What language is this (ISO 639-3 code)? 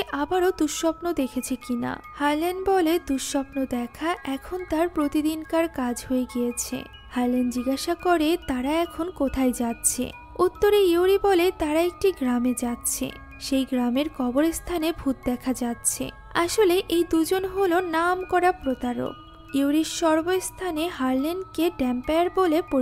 hin